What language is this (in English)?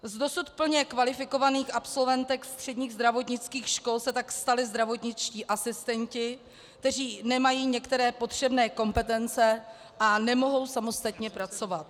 Czech